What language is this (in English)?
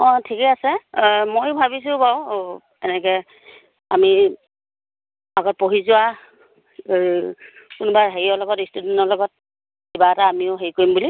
Assamese